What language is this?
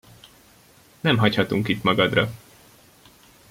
Hungarian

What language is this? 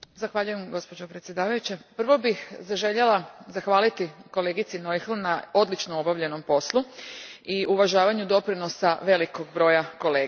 Croatian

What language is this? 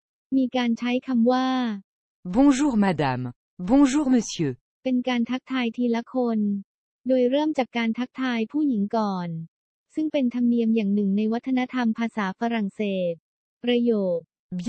Thai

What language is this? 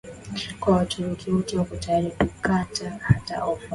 Swahili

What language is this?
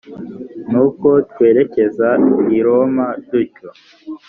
Kinyarwanda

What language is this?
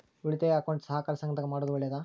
Kannada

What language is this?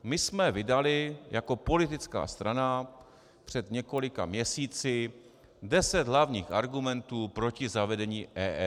Czech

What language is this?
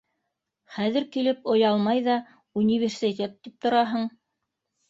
Bashkir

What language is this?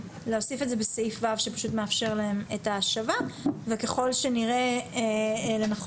Hebrew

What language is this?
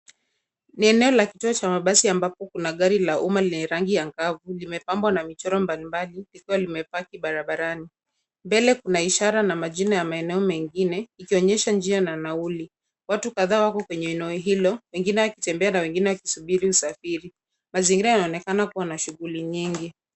Swahili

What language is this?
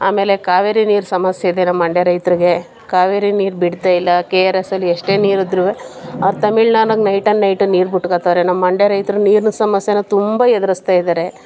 Kannada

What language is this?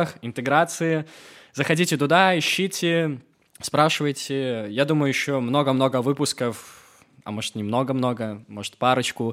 Russian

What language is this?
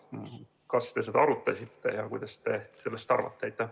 Estonian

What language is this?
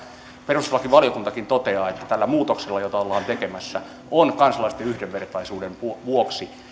Finnish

